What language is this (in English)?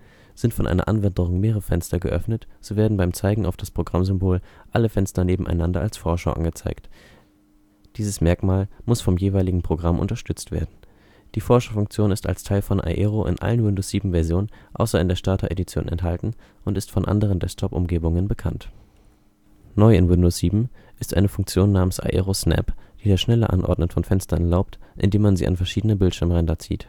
German